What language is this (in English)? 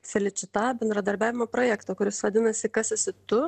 Lithuanian